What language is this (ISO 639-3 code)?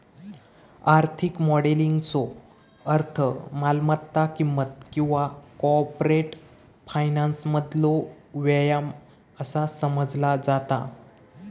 mar